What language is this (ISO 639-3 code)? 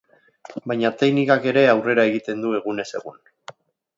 eus